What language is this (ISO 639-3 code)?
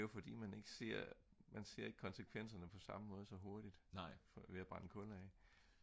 dan